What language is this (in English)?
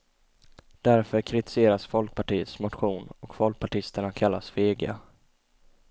Swedish